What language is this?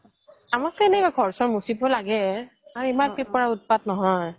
Assamese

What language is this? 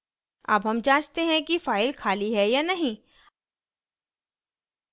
Hindi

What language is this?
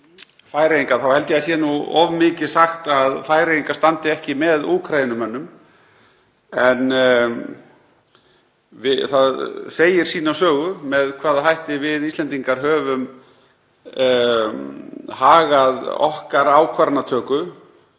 Icelandic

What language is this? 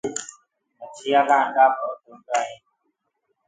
Gurgula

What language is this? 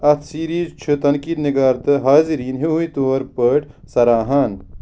Kashmiri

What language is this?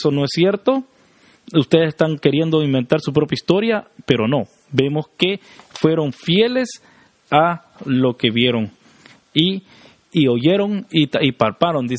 Spanish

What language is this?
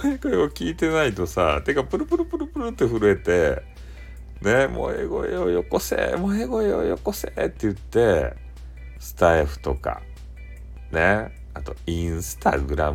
Japanese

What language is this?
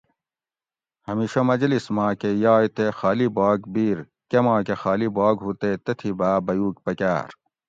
Gawri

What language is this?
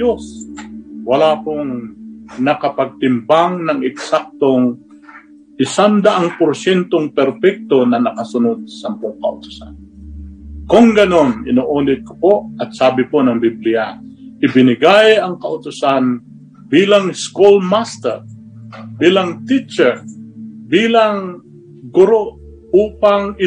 Filipino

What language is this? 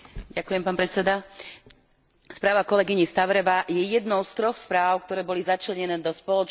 Slovak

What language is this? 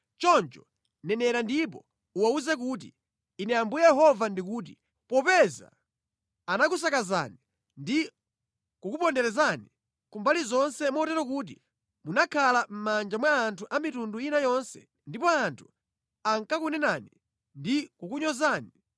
Nyanja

